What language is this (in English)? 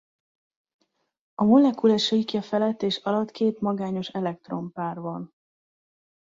Hungarian